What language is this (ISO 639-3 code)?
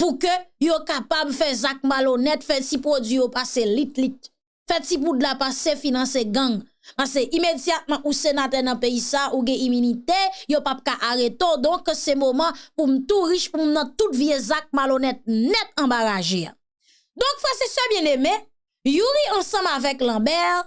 fra